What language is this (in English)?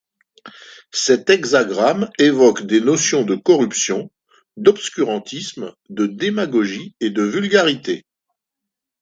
French